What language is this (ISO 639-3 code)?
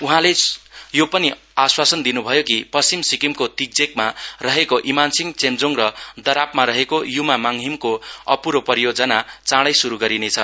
nep